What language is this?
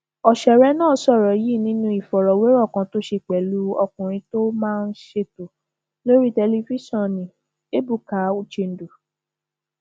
Yoruba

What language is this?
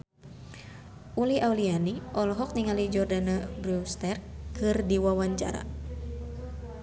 Sundanese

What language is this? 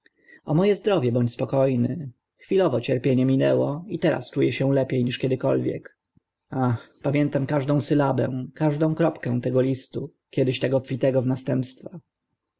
Polish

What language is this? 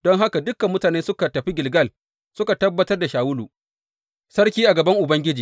Hausa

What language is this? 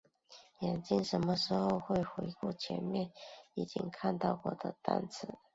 Chinese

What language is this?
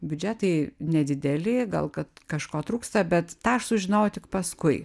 Lithuanian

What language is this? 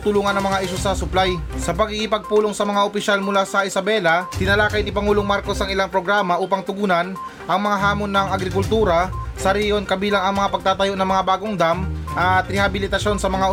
Filipino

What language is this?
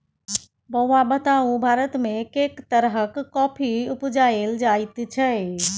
Maithili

